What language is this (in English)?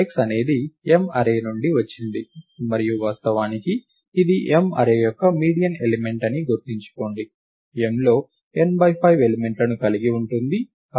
Telugu